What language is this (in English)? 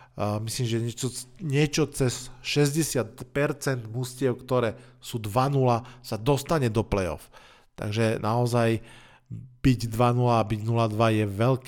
Slovak